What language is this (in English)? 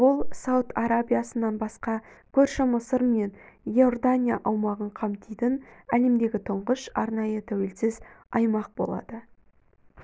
Kazakh